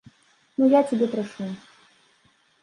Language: Belarusian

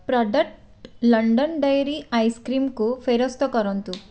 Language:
Odia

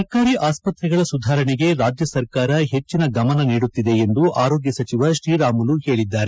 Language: Kannada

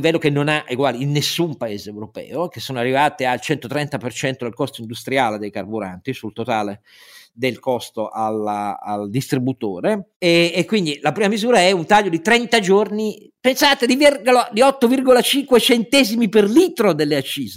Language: Italian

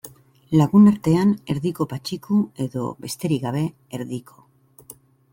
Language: Basque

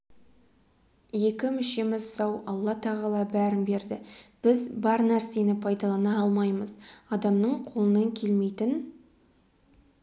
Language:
Kazakh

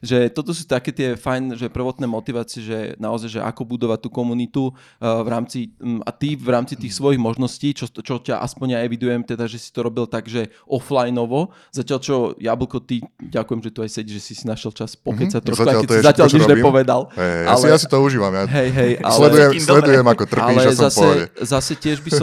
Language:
Slovak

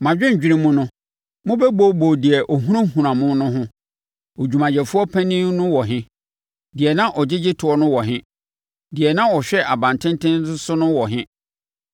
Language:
Akan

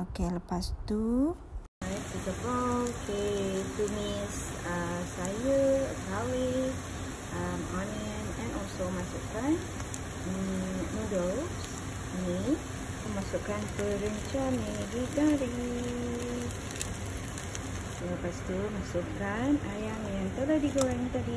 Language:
Malay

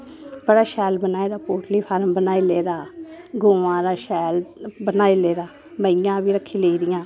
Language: Dogri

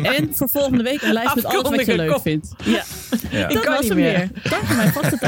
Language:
Dutch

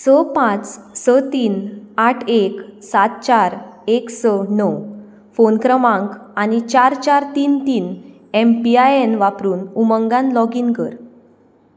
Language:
Konkani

